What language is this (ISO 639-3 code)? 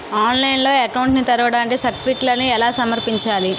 tel